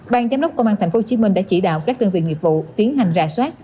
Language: Vietnamese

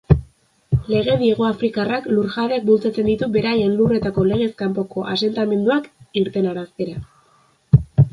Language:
Basque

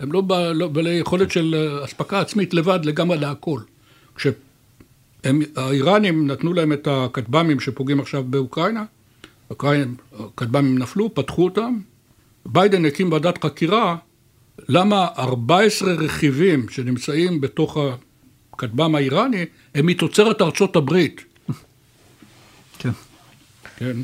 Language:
Hebrew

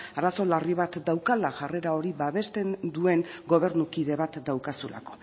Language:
Basque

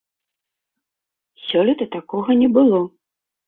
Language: Belarusian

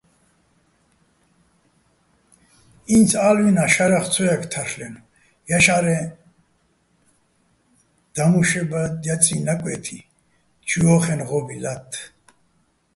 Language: Bats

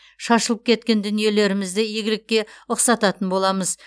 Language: Kazakh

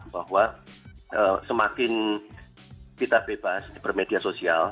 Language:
Indonesian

